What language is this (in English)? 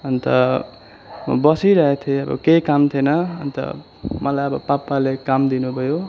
Nepali